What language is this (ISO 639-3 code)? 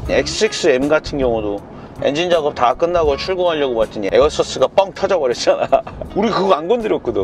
kor